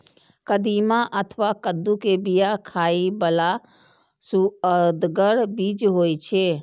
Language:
Maithili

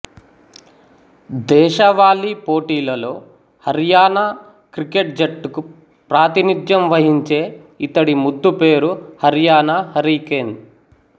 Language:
Telugu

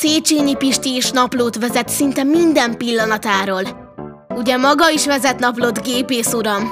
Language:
Hungarian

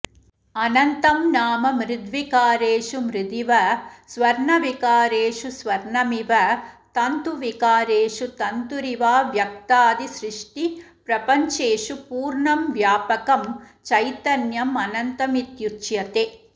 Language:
Sanskrit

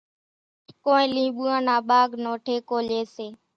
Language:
Kachi Koli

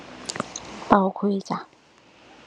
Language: Thai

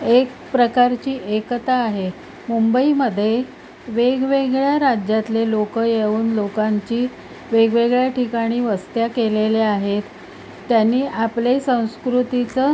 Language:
Marathi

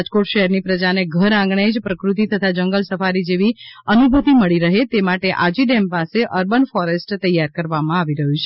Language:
Gujarati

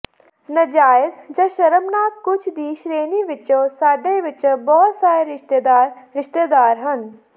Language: Punjabi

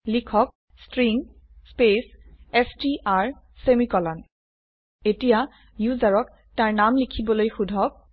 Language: Assamese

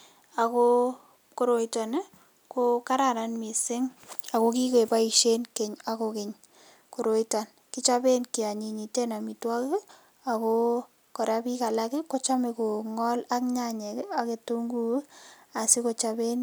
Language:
Kalenjin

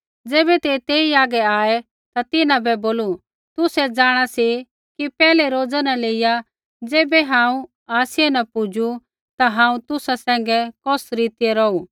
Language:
Kullu Pahari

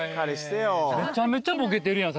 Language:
Japanese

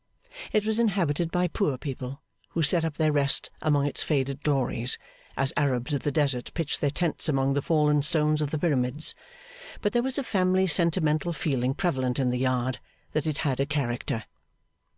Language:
English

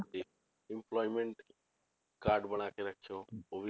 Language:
Punjabi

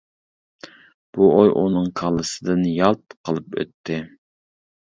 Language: Uyghur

